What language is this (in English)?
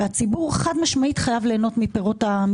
Hebrew